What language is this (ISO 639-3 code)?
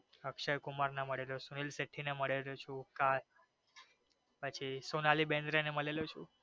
guj